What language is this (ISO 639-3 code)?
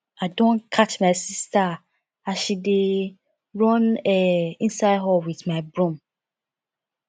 pcm